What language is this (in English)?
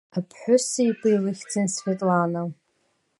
Abkhazian